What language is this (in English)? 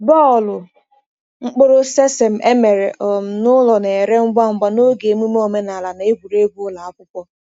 Igbo